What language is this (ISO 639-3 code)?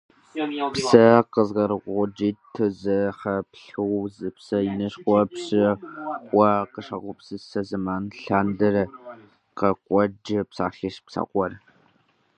kbd